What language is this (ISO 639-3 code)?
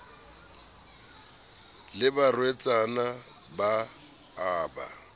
sot